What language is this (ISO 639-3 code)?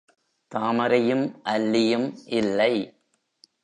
tam